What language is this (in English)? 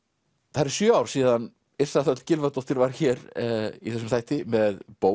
Icelandic